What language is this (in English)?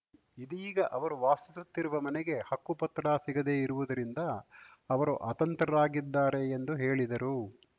Kannada